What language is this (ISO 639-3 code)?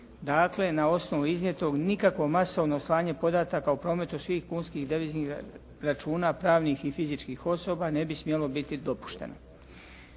hrv